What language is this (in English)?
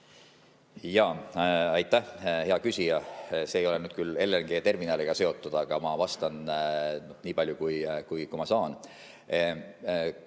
Estonian